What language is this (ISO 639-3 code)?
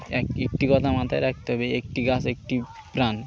ben